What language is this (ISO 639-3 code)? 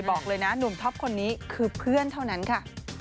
tha